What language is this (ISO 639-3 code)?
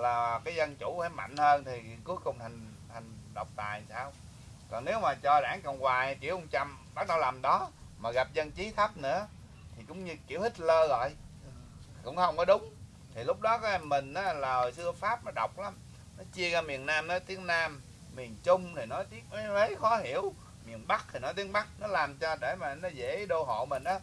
vie